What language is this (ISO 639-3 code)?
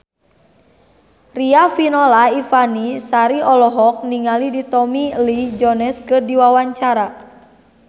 sun